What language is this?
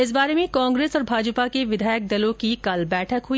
Hindi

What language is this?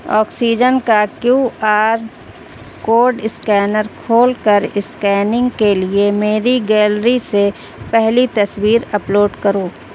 Urdu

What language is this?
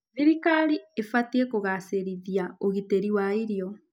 Kikuyu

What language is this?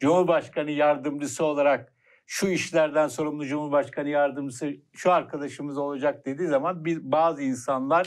Turkish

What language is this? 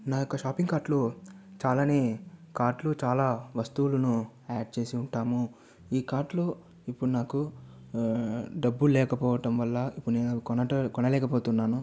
Telugu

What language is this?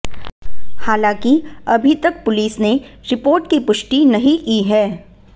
Hindi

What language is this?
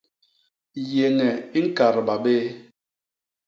Basaa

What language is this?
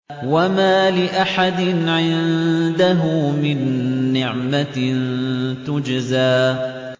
Arabic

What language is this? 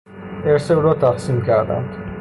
Persian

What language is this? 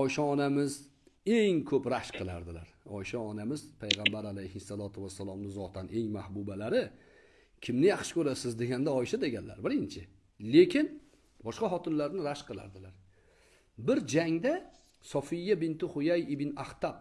Turkish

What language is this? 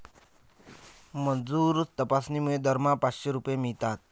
Marathi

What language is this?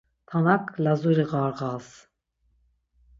Laz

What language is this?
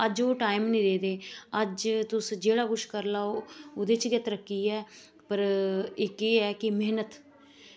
Dogri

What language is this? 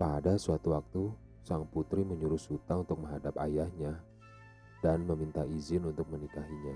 Indonesian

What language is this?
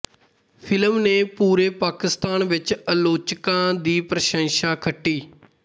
Punjabi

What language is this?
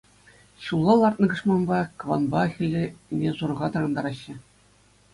Chuvash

